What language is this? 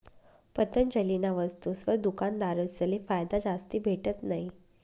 Marathi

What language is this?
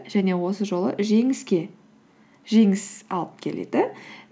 Kazakh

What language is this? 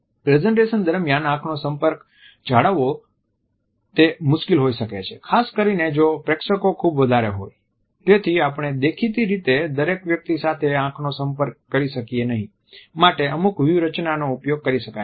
Gujarati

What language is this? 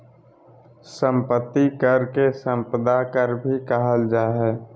Magahi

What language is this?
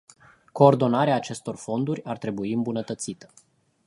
Romanian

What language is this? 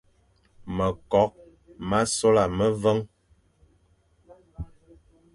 Fang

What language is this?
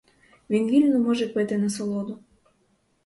Ukrainian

